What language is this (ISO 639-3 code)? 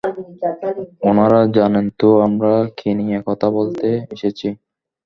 ben